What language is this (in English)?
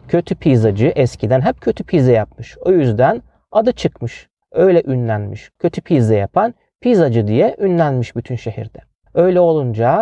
Turkish